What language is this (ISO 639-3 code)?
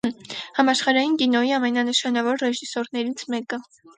hye